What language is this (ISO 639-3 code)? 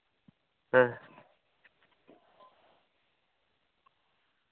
sat